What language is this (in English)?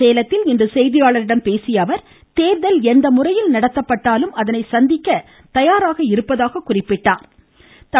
Tamil